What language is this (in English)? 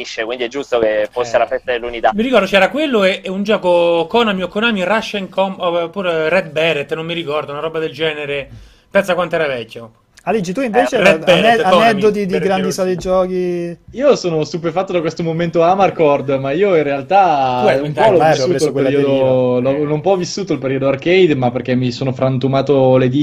Italian